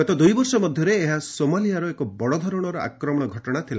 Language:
Odia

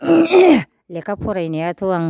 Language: Bodo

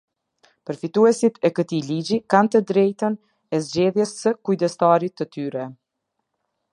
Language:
Albanian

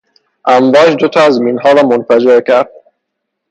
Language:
Persian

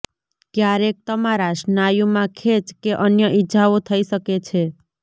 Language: Gujarati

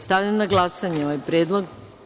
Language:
Serbian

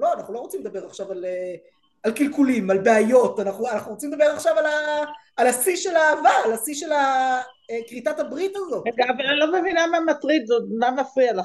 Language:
Hebrew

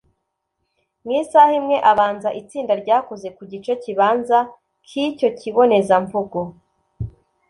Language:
Kinyarwanda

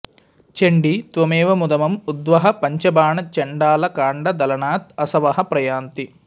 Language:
Sanskrit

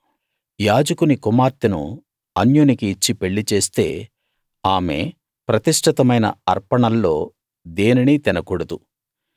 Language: Telugu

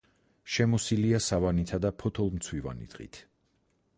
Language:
Georgian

